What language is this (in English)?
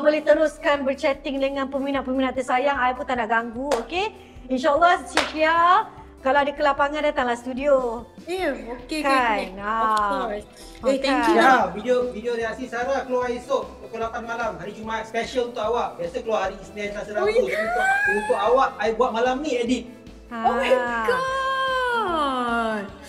Malay